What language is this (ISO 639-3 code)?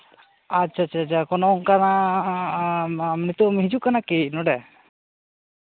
sat